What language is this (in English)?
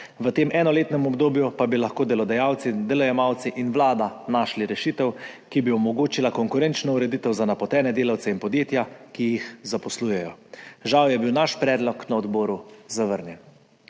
Slovenian